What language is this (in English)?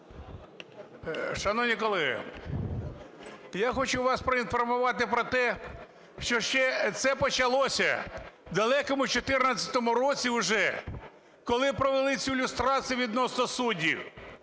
Ukrainian